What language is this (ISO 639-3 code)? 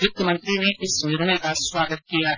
hin